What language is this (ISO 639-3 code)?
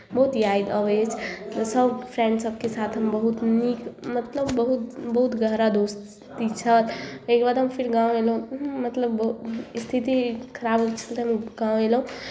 mai